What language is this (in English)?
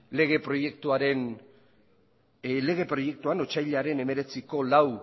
Basque